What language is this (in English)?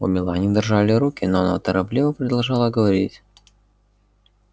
Russian